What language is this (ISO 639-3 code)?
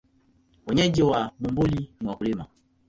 swa